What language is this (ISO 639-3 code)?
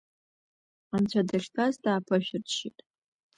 abk